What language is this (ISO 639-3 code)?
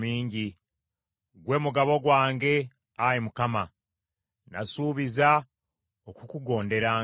lug